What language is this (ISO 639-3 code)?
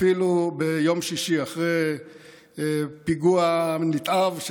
heb